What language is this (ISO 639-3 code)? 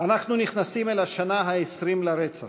heb